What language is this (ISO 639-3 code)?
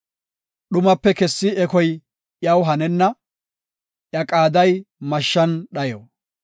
gof